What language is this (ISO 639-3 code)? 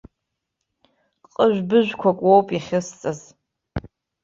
abk